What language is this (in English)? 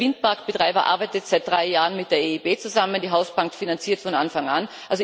German